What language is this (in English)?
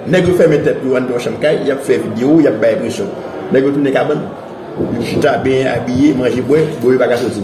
French